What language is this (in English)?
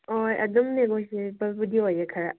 Manipuri